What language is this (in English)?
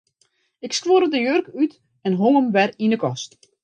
Western Frisian